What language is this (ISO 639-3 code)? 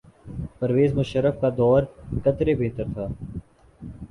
urd